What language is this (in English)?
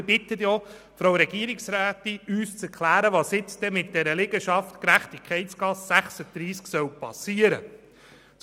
Swiss German